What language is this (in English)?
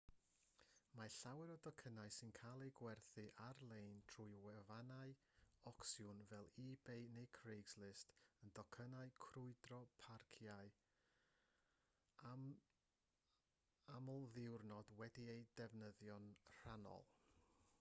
Welsh